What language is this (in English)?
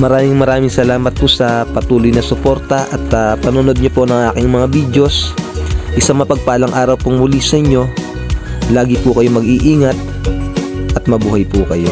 Filipino